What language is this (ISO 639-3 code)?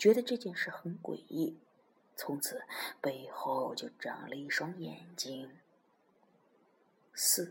zho